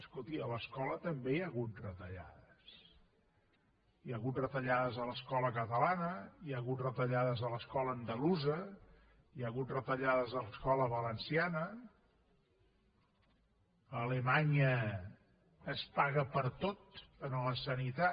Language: Catalan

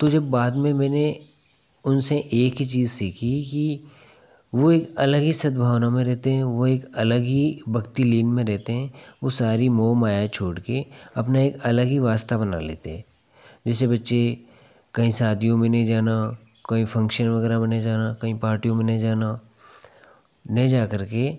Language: Hindi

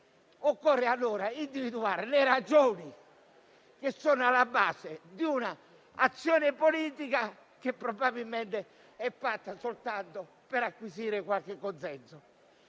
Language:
Italian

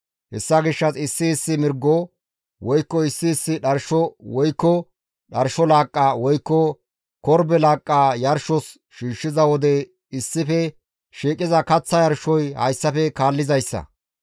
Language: Gamo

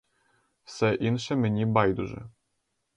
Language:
Ukrainian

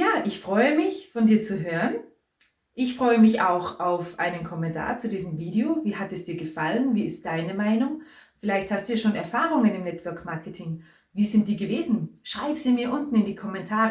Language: German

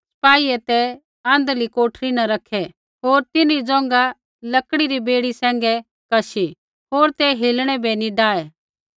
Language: Kullu Pahari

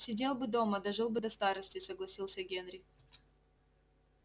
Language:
Russian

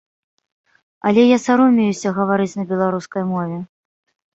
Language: Belarusian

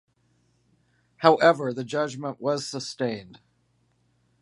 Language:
English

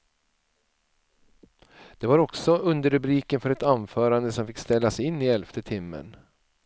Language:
Swedish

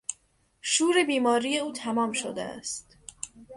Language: Persian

